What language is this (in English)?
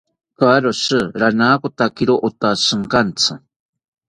South Ucayali Ashéninka